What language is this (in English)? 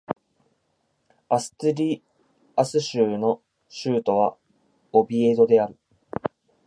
Japanese